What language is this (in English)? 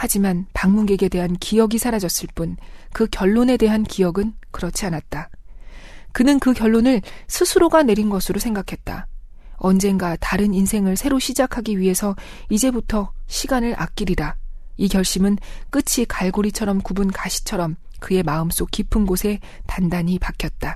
Korean